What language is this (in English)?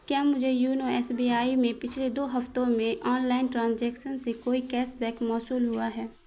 Urdu